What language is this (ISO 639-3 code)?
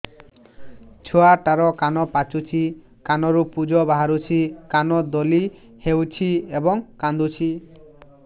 ori